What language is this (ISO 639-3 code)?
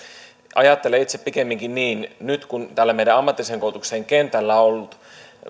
fin